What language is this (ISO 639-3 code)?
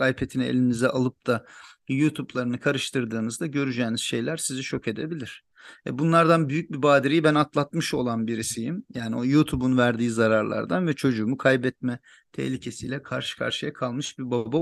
tur